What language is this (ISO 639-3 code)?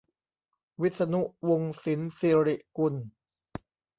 tha